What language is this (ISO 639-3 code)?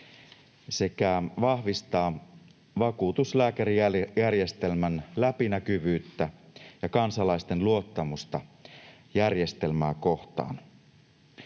fin